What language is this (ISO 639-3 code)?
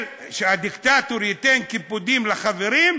heb